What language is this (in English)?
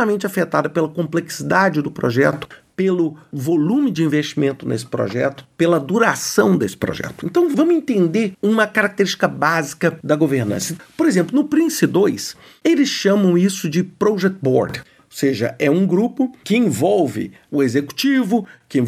Portuguese